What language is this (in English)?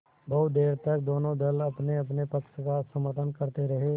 Hindi